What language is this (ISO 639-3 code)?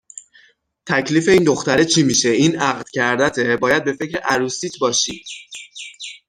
fas